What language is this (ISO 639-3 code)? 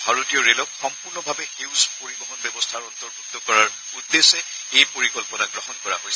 asm